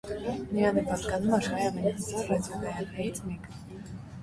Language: Armenian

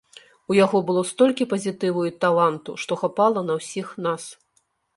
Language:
Belarusian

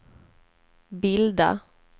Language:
Swedish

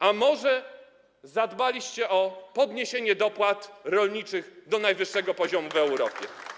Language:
Polish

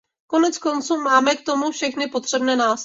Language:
Czech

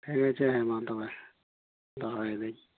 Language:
Santali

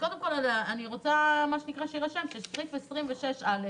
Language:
Hebrew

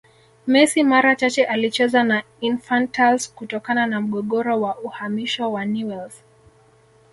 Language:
Swahili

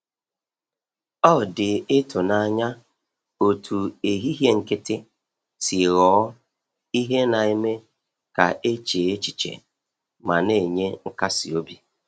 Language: Igbo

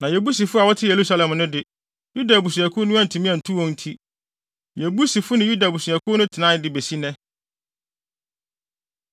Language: Akan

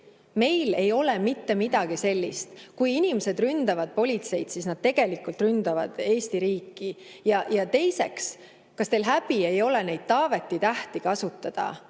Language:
Estonian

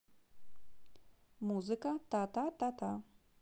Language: Russian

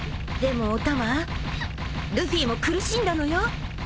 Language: Japanese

